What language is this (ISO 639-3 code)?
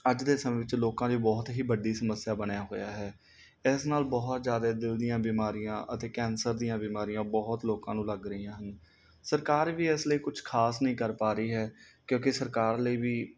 pan